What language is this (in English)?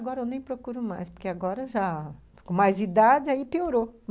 Portuguese